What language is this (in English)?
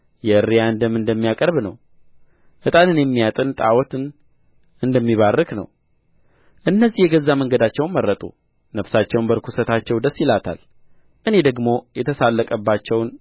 Amharic